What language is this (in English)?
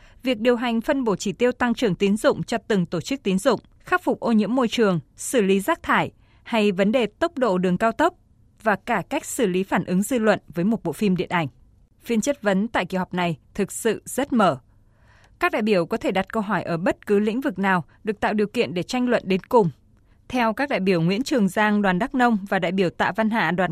Vietnamese